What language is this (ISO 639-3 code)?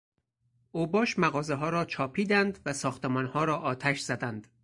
fas